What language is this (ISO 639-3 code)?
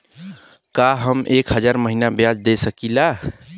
bho